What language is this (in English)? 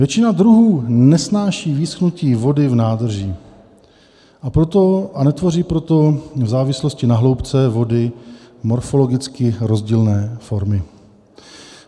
Czech